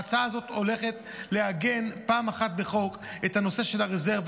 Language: Hebrew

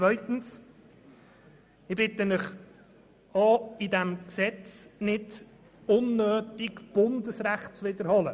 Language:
Swiss German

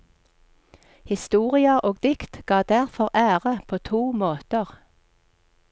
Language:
Norwegian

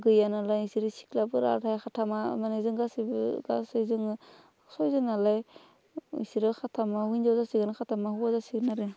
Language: Bodo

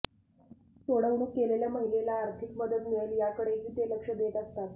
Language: Marathi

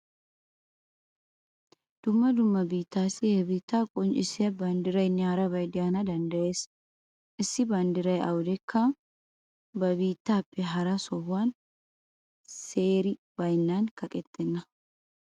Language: Wolaytta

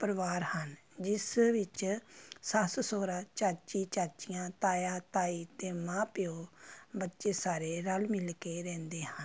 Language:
Punjabi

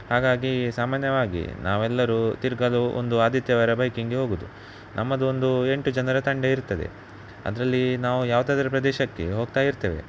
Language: Kannada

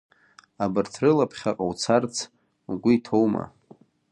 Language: Abkhazian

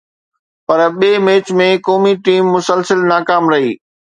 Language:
Sindhi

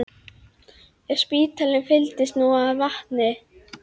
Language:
Icelandic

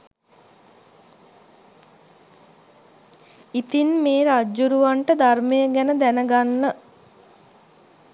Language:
Sinhala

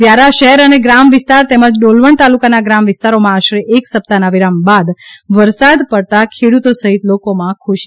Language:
Gujarati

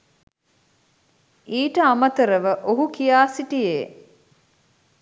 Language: Sinhala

